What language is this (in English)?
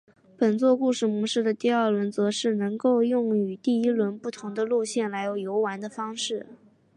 Chinese